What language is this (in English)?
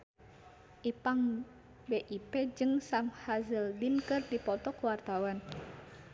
Sundanese